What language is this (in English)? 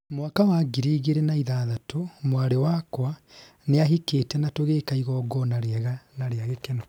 Kikuyu